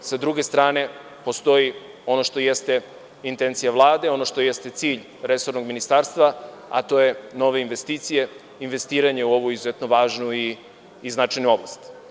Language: Serbian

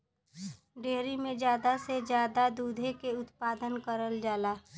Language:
Bhojpuri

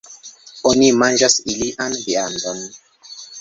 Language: Esperanto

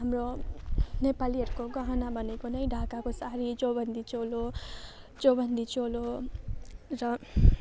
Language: Nepali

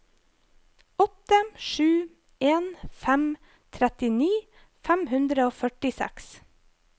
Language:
Norwegian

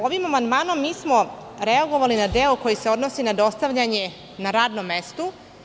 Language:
Serbian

